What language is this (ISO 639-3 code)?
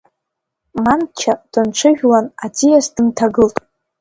abk